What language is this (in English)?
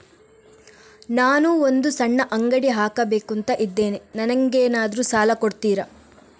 Kannada